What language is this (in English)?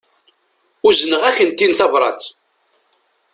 Kabyle